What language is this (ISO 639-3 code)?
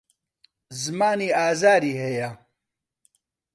ckb